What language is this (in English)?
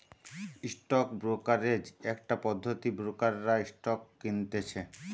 Bangla